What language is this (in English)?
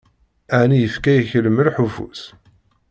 Kabyle